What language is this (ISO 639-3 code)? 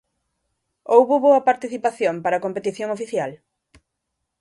glg